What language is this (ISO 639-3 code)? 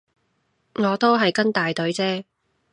yue